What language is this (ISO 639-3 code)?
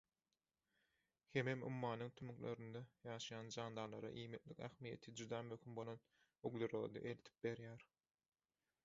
tuk